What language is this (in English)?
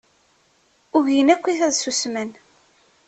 Kabyle